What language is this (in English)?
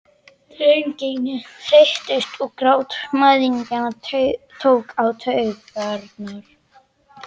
Icelandic